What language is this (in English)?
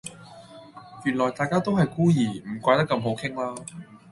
Cantonese